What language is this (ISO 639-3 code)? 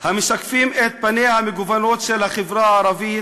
heb